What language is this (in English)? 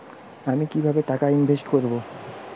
Bangla